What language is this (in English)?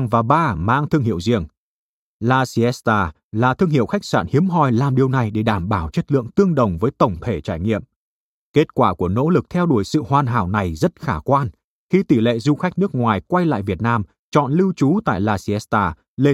Vietnamese